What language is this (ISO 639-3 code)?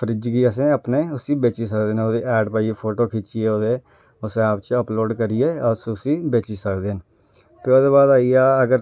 doi